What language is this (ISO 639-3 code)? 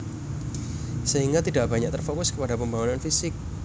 jav